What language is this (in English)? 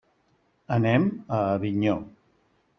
Catalan